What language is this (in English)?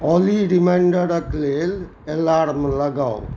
Maithili